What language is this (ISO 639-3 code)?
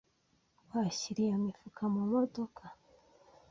kin